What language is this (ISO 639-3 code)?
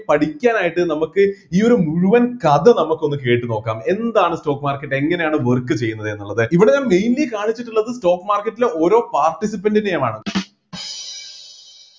mal